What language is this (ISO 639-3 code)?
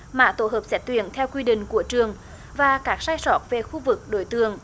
vie